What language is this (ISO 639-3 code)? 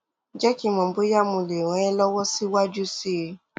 yor